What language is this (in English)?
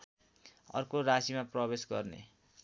Nepali